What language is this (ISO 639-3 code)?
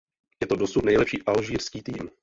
ces